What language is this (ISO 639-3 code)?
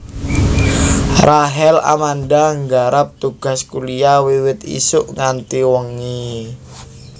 jav